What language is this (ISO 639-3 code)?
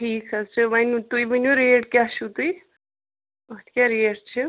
kas